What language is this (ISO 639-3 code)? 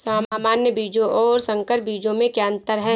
hin